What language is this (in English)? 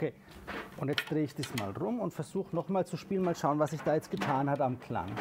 German